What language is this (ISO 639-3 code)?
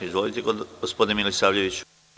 srp